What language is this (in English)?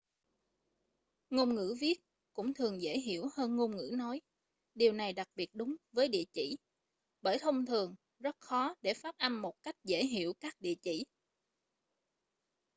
Vietnamese